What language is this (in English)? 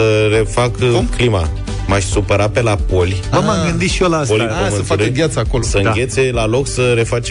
Romanian